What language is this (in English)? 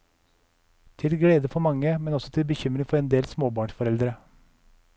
Norwegian